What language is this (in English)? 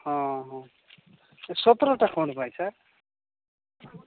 Odia